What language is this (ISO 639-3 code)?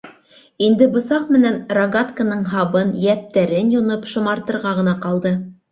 bak